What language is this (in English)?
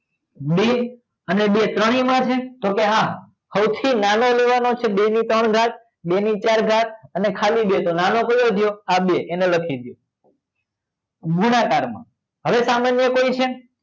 Gujarati